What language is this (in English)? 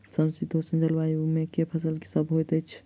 Maithili